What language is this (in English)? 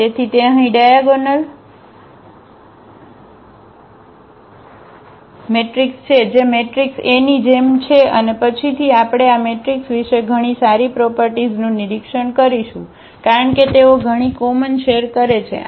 Gujarati